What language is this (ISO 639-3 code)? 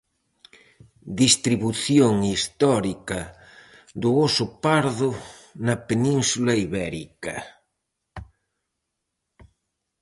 glg